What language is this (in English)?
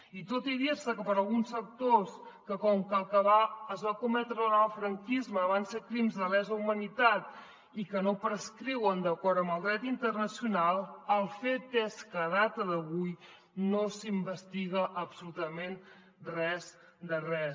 Catalan